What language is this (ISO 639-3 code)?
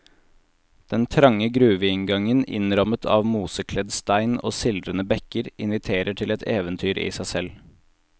nor